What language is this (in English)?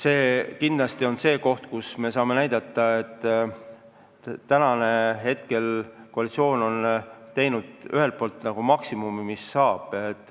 Estonian